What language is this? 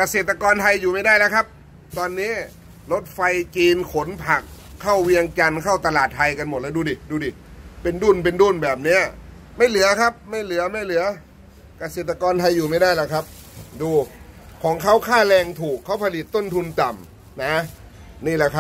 Thai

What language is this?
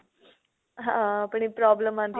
Punjabi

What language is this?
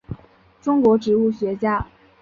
Chinese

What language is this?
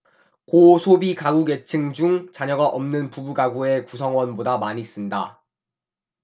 Korean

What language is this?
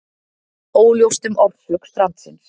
Icelandic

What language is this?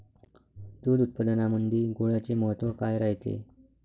Marathi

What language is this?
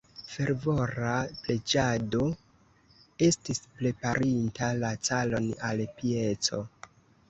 Esperanto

